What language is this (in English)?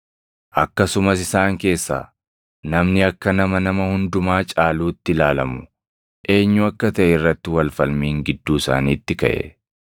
Oromo